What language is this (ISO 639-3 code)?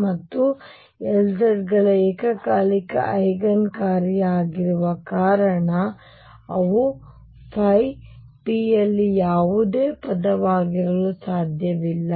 kan